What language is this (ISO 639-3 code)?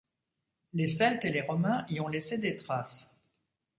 fra